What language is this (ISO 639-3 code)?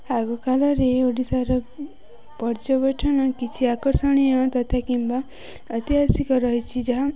ori